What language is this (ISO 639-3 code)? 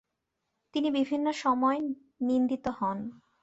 ben